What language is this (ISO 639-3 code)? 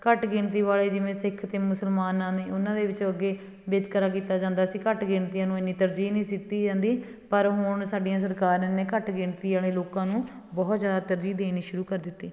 pan